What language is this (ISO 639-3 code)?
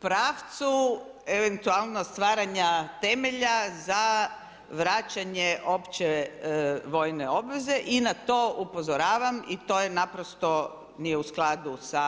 hrv